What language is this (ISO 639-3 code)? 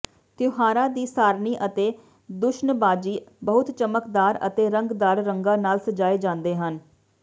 pan